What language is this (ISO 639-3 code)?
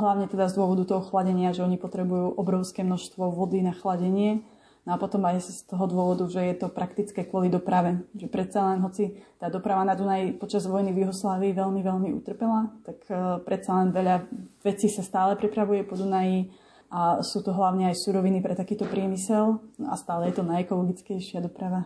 slk